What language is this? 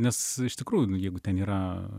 Lithuanian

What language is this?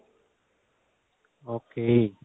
Punjabi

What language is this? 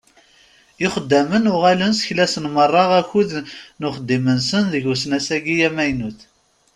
Kabyle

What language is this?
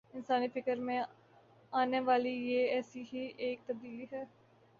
Urdu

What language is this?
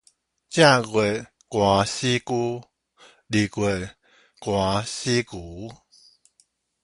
Min Nan Chinese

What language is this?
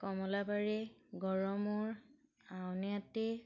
Assamese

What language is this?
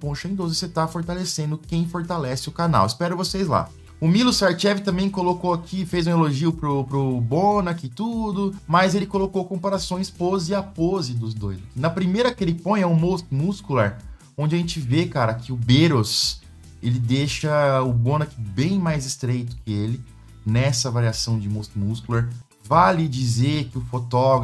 Portuguese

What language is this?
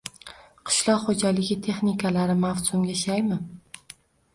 Uzbek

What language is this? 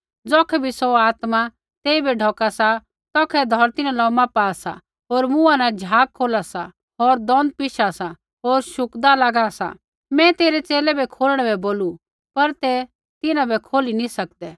Kullu Pahari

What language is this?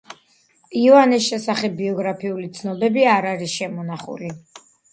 Georgian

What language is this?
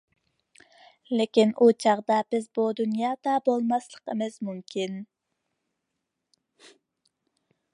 Uyghur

